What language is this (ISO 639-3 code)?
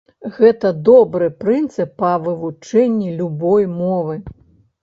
bel